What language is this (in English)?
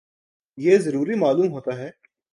Urdu